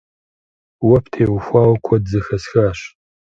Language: Kabardian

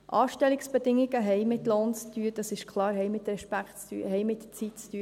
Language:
Swiss German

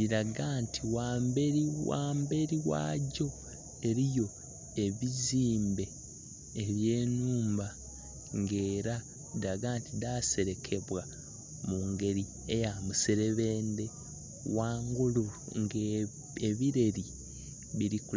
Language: Soga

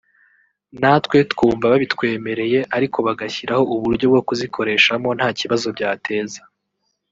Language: Kinyarwanda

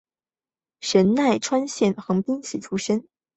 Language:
Chinese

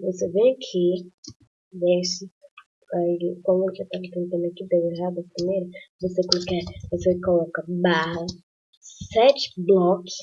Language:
Portuguese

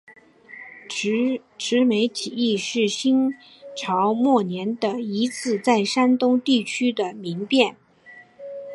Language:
Chinese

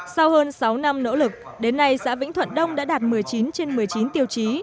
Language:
Vietnamese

